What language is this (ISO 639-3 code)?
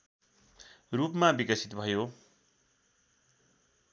nep